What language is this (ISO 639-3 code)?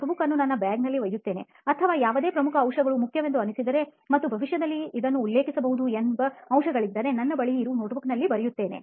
kan